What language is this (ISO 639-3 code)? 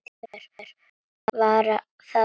isl